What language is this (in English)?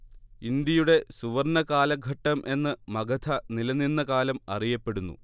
Malayalam